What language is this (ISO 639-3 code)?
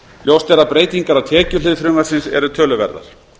isl